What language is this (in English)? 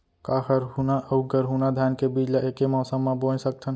Chhattisgarhi